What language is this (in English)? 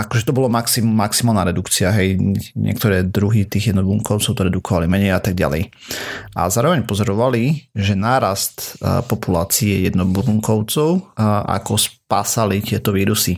Slovak